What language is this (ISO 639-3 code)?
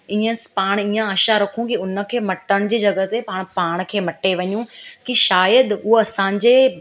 snd